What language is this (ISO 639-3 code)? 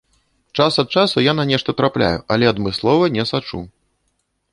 bel